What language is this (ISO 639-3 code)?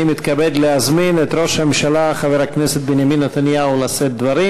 heb